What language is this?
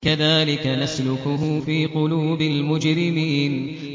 Arabic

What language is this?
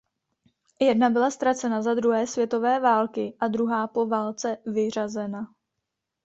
Czech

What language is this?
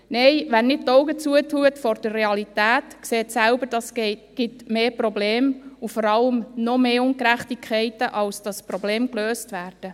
Swiss German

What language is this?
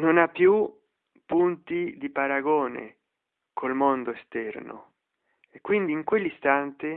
Italian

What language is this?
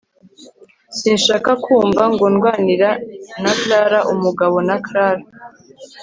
Kinyarwanda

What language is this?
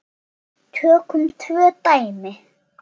Icelandic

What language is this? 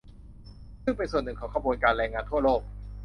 Thai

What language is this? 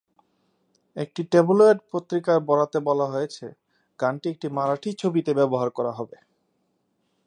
Bangla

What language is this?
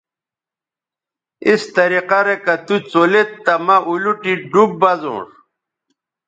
Bateri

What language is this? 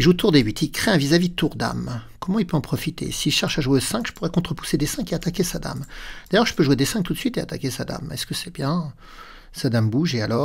French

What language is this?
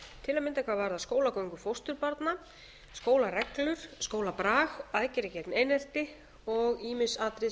Icelandic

